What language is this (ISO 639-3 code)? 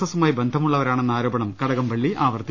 mal